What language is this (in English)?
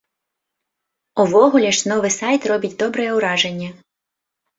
Belarusian